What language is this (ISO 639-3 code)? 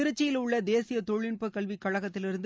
tam